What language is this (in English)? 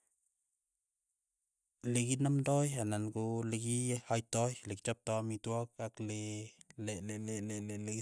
Keiyo